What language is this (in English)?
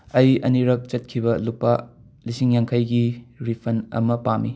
Manipuri